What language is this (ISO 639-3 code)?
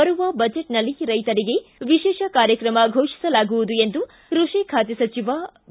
kan